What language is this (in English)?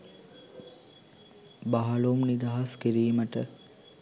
Sinhala